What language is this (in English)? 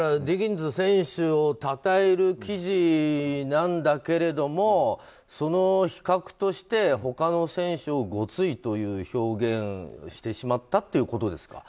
Japanese